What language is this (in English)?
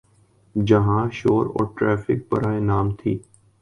Urdu